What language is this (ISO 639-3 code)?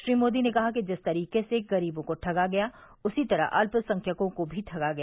hin